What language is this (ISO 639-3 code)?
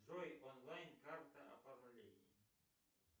rus